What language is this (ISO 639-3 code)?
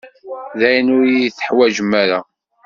kab